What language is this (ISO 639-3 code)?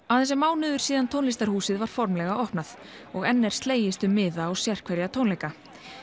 isl